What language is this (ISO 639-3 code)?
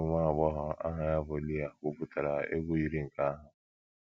ibo